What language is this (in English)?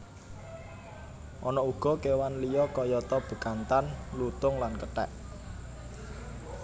Javanese